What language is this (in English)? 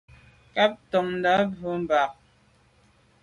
Medumba